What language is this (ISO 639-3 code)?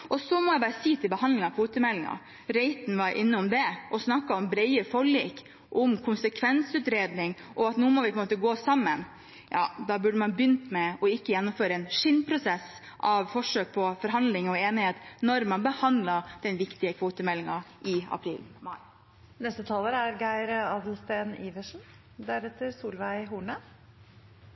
nob